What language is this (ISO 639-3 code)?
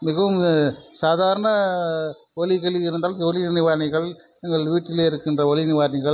tam